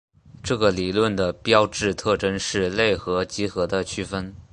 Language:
Chinese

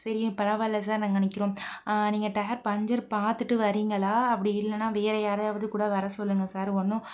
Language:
Tamil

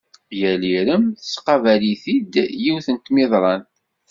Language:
Kabyle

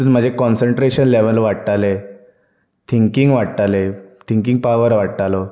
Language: Konkani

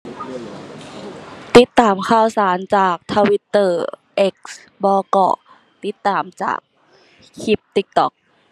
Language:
Thai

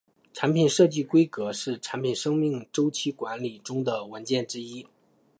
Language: Chinese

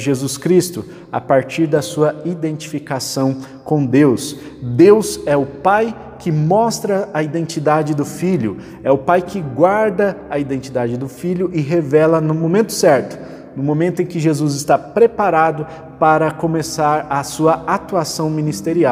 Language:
Portuguese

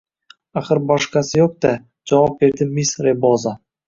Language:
Uzbek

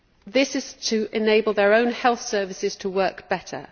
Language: English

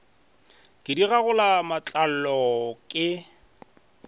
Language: Northern Sotho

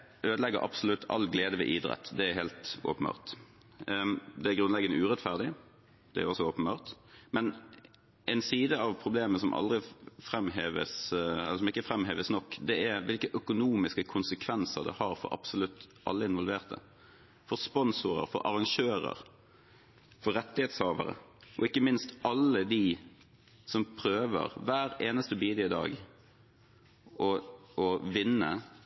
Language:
Norwegian Bokmål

